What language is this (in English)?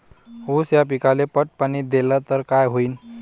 Marathi